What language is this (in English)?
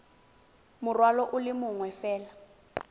Tswana